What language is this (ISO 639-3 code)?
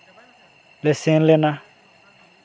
sat